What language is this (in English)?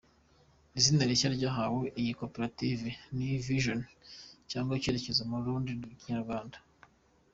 Kinyarwanda